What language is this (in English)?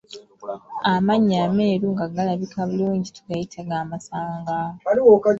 Ganda